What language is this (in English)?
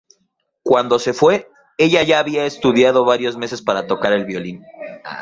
Spanish